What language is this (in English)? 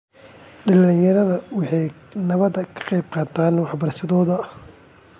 Somali